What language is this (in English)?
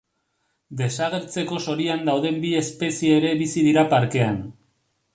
Basque